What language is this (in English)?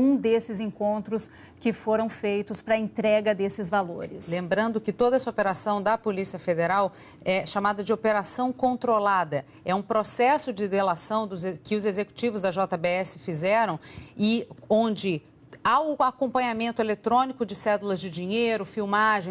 Portuguese